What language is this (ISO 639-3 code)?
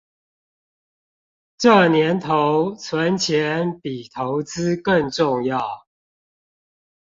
zho